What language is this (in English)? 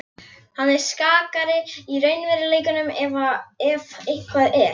Icelandic